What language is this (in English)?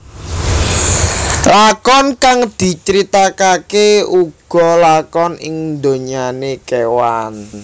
Javanese